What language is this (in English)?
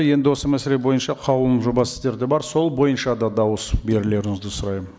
Kazakh